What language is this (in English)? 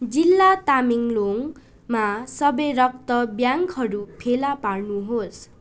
Nepali